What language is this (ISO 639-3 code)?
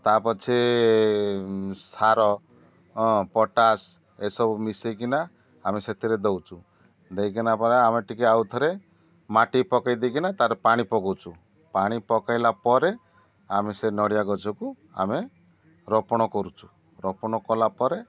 ori